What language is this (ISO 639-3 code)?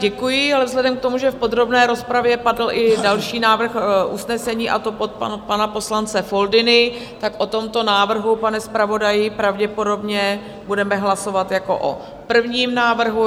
ces